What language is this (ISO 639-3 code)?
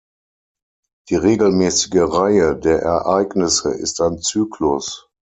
deu